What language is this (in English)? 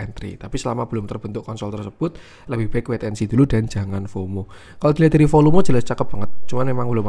Indonesian